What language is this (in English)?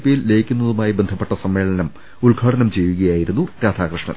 Malayalam